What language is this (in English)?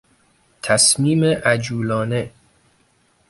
Persian